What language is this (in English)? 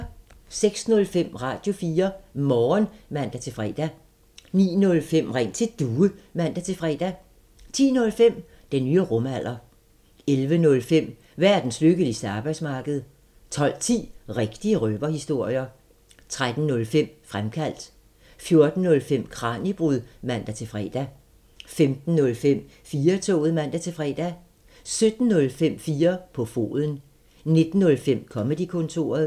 Danish